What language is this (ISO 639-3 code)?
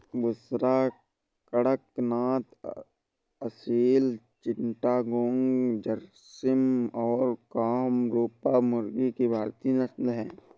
hin